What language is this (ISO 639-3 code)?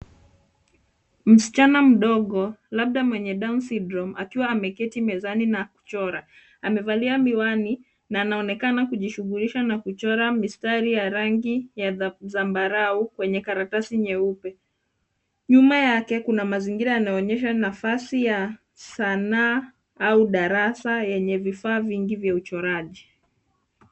swa